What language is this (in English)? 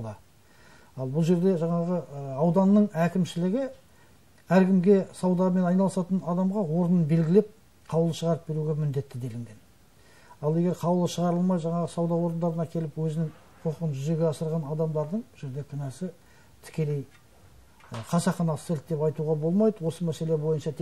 Turkish